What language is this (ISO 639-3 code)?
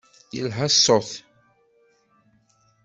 kab